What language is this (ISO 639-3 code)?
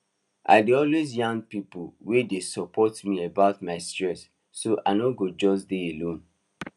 pcm